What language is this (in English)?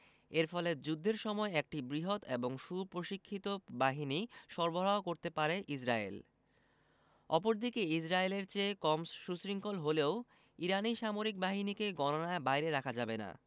Bangla